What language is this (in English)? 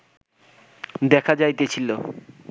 Bangla